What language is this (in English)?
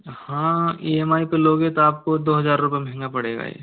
Hindi